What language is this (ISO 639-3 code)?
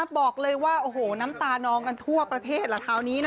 tha